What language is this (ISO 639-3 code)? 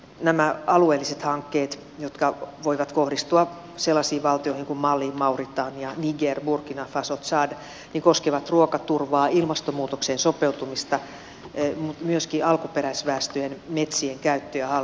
fin